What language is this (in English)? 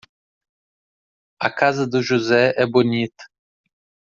Portuguese